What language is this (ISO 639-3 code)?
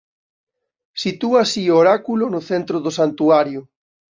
glg